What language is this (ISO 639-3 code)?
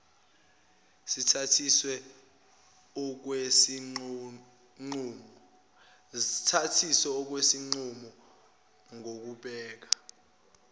zul